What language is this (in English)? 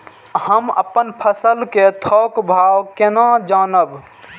Maithili